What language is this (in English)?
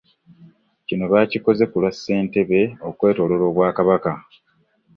Ganda